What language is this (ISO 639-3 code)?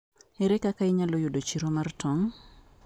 luo